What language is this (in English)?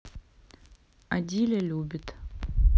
Russian